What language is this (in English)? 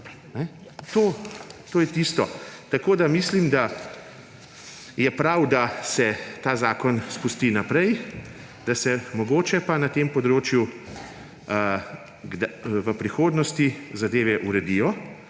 Slovenian